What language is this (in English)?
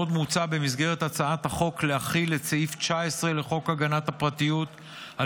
Hebrew